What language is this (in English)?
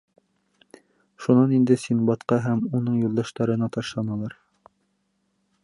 Bashkir